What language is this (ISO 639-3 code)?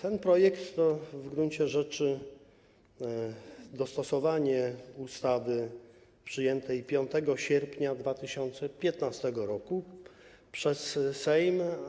pol